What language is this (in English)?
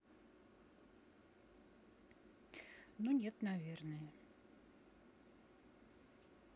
Russian